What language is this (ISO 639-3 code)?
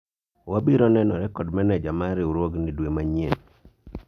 luo